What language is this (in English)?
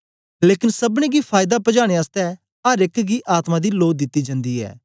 Dogri